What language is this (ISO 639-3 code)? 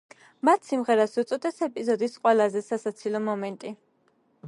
kat